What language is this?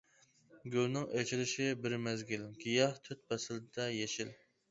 Uyghur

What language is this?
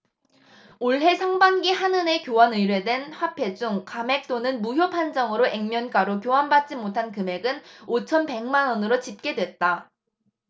Korean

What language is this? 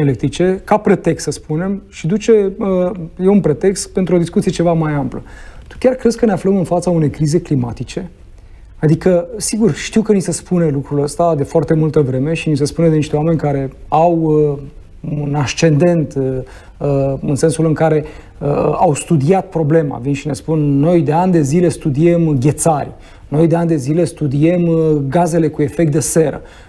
Romanian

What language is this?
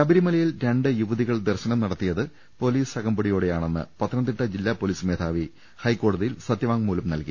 Malayalam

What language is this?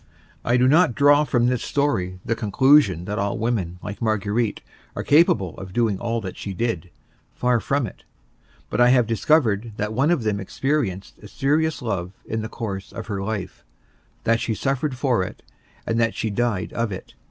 English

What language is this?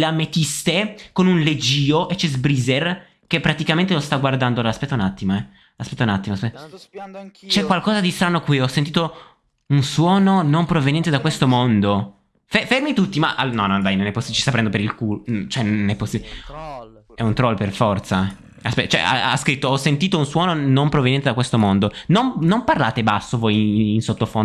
Italian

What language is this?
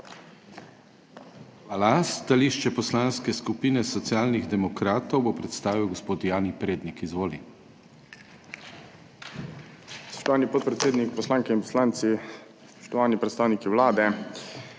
Slovenian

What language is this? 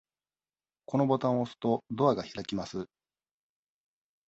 Japanese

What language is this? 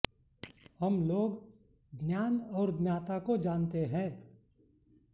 Sanskrit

